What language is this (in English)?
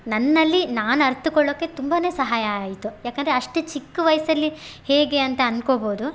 Kannada